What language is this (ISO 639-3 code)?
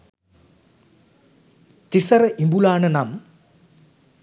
sin